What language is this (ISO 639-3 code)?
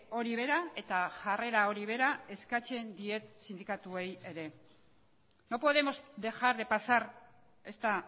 eus